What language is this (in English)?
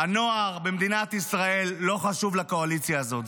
Hebrew